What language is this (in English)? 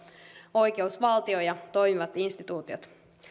Finnish